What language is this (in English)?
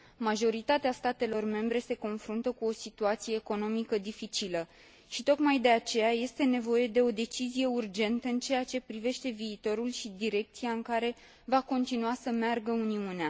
Romanian